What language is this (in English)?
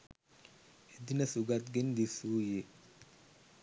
Sinhala